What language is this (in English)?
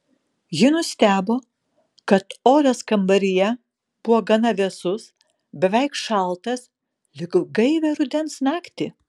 Lithuanian